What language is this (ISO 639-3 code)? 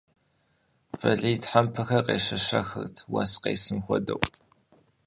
kbd